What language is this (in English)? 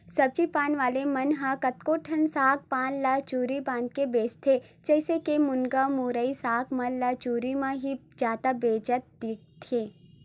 Chhattisgarhi